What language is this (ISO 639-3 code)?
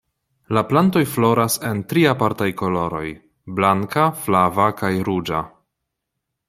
epo